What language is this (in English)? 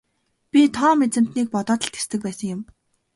Mongolian